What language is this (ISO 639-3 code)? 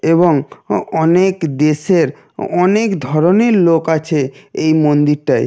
ben